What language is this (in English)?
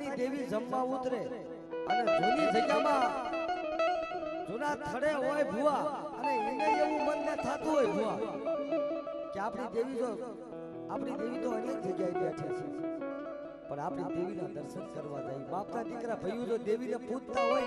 Gujarati